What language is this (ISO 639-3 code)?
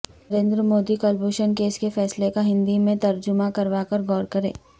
urd